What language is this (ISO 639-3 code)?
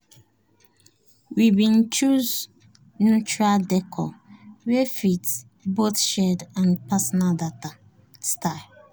pcm